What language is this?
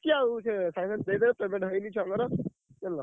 Odia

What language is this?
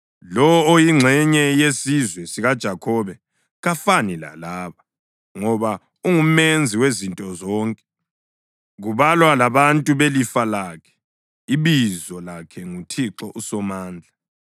North Ndebele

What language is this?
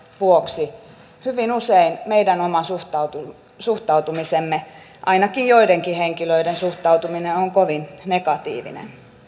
Finnish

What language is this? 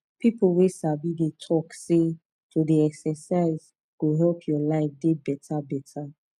Nigerian Pidgin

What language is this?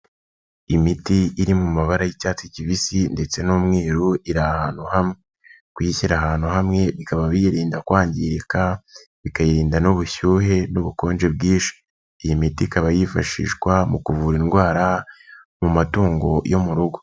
Kinyarwanda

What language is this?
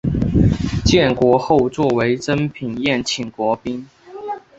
Chinese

